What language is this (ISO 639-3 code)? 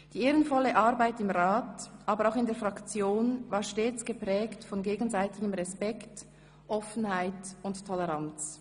gsw